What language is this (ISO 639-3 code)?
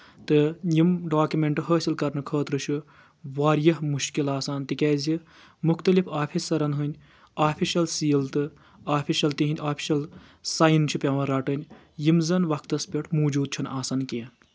kas